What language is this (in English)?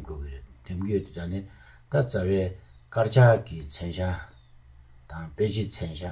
Turkish